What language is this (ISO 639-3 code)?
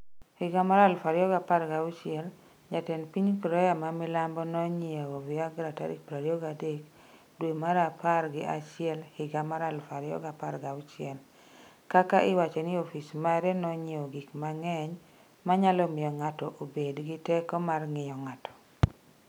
luo